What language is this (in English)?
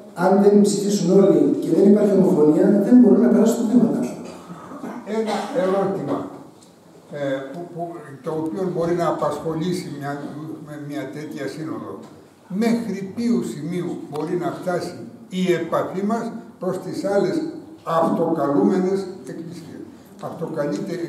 Greek